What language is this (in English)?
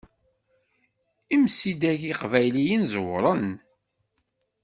Kabyle